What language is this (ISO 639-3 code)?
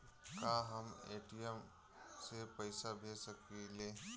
bho